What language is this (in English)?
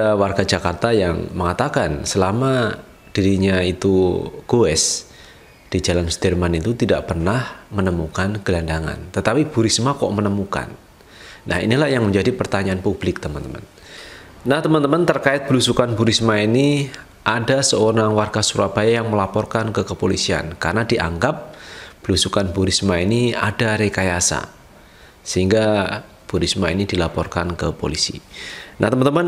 Indonesian